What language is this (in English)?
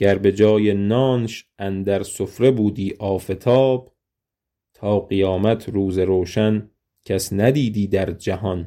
Persian